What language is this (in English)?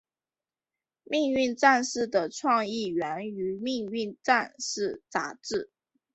Chinese